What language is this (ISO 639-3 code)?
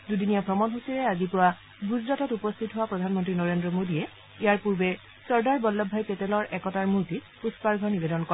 asm